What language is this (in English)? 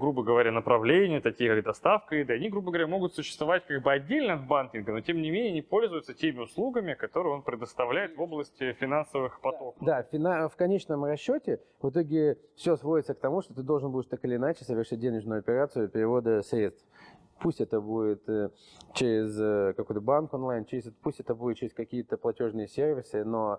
Russian